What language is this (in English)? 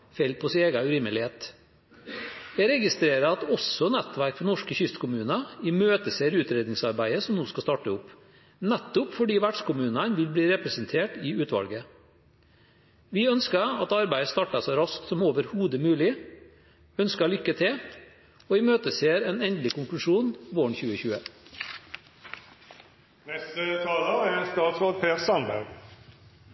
Norwegian Bokmål